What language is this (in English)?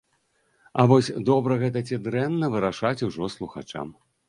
Belarusian